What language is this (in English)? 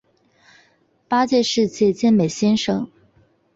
Chinese